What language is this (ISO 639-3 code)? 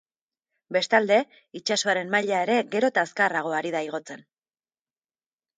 eus